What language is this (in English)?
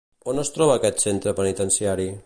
Catalan